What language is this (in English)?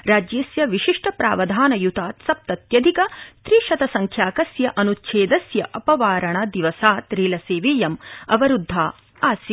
Sanskrit